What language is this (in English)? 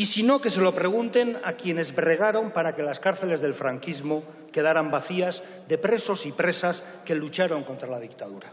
Spanish